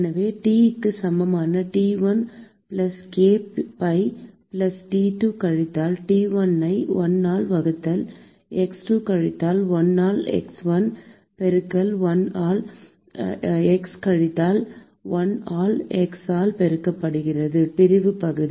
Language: Tamil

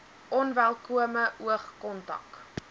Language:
Afrikaans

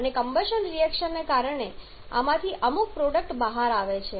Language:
Gujarati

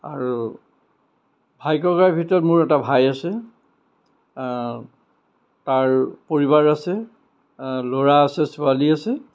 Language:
Assamese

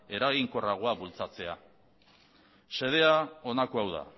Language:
Basque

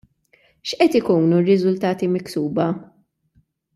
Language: Maltese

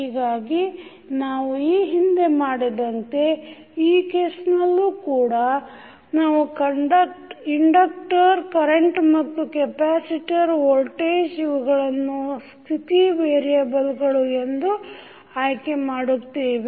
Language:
Kannada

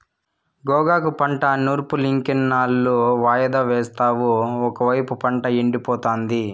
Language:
Telugu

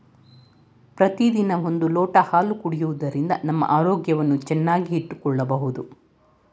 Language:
Kannada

